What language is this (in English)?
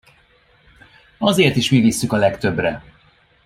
Hungarian